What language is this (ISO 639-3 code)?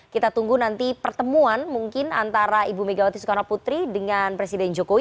ind